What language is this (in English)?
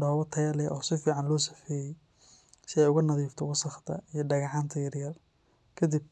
Somali